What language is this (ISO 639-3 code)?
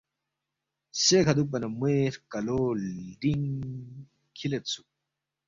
bft